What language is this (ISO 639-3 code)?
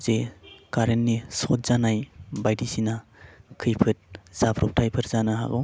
brx